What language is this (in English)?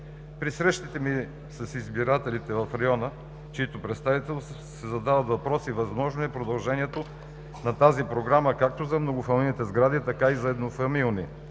Bulgarian